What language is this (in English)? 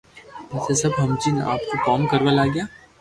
Loarki